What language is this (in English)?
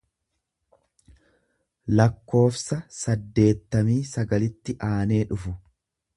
Oromo